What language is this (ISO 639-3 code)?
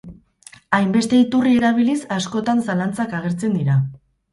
eus